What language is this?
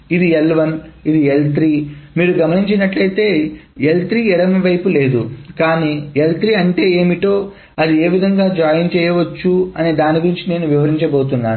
Telugu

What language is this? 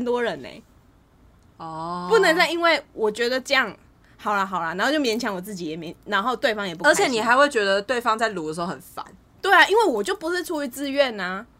Chinese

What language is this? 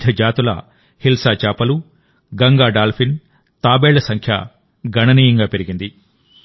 Telugu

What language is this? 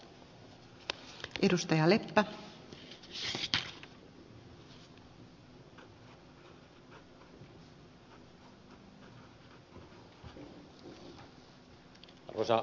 Finnish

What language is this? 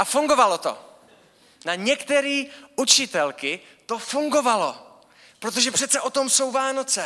Czech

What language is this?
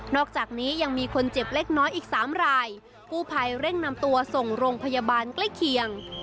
Thai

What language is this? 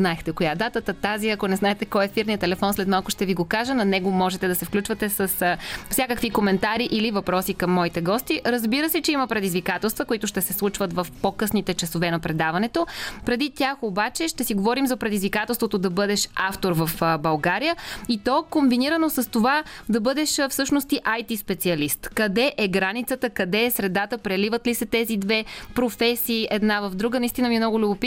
Bulgarian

